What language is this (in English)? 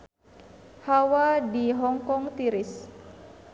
Sundanese